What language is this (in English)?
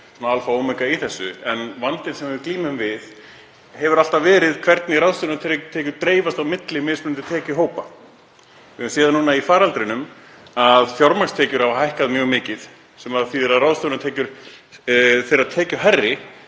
Icelandic